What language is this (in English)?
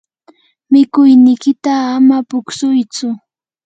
Yanahuanca Pasco Quechua